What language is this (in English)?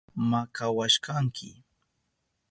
Southern Pastaza Quechua